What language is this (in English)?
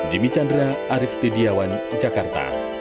Indonesian